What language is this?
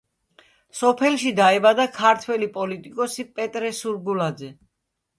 Georgian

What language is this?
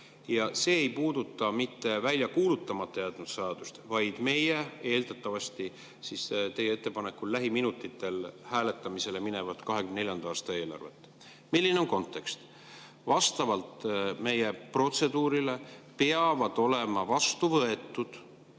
Estonian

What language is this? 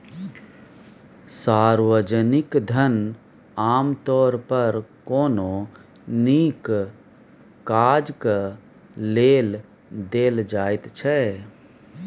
Maithili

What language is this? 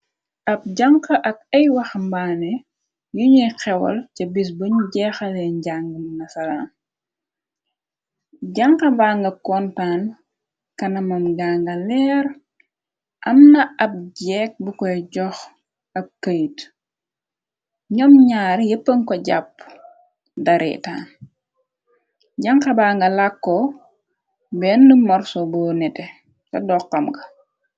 Wolof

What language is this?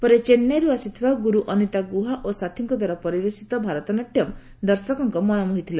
Odia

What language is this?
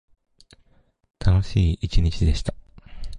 Japanese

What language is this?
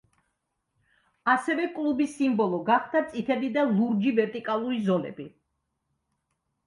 Georgian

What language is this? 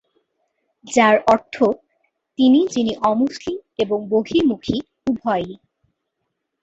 Bangla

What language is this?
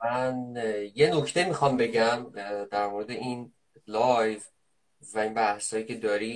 Persian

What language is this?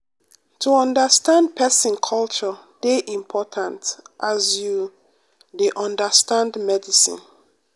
Nigerian Pidgin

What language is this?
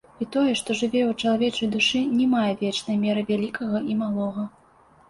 Belarusian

